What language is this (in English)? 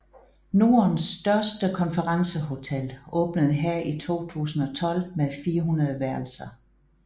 Danish